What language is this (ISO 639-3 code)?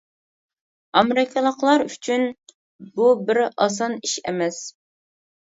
uig